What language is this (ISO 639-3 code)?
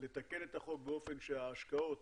heb